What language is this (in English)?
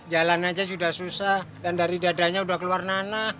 Indonesian